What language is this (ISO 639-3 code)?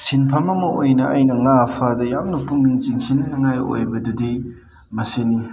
mni